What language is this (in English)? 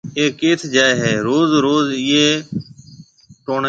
Marwari (Pakistan)